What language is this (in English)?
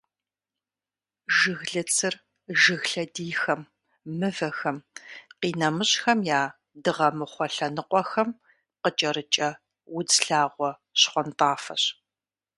Kabardian